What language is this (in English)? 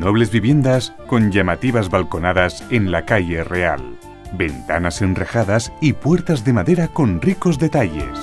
Spanish